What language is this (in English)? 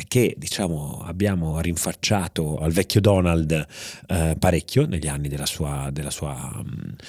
Italian